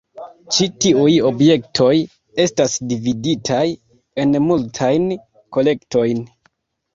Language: Esperanto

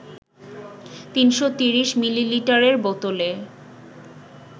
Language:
Bangla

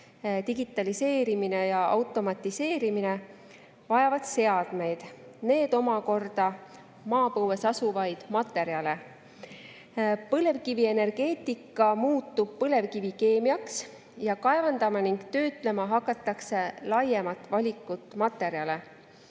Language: Estonian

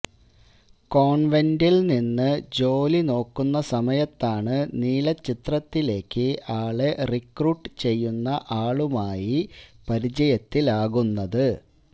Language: Malayalam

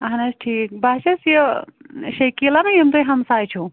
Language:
Kashmiri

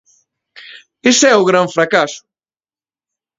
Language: Galician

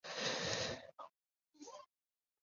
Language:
Chinese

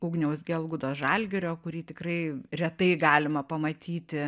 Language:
Lithuanian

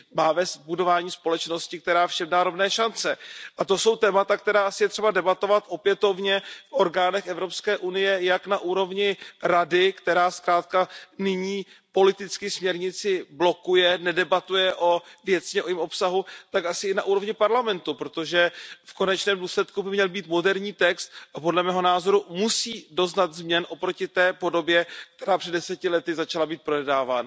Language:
Czech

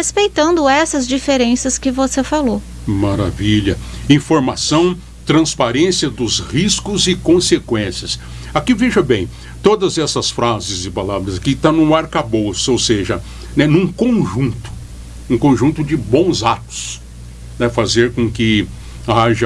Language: Portuguese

